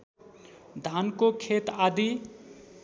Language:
Nepali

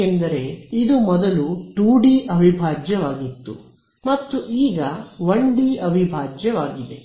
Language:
Kannada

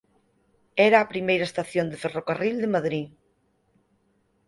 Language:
Galician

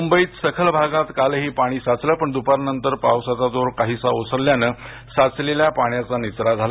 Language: Marathi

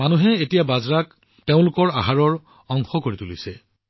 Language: Assamese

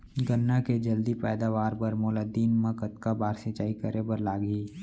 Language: Chhattisgarhi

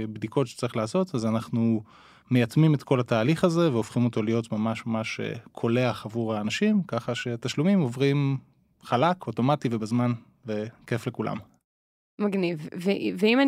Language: Hebrew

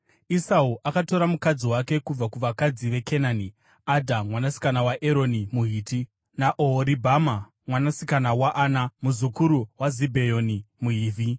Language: Shona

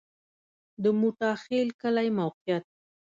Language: Pashto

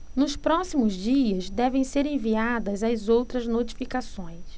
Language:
Portuguese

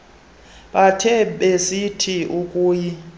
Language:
Xhosa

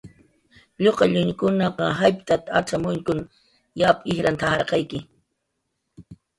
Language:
Jaqaru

